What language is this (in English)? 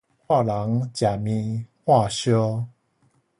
Min Nan Chinese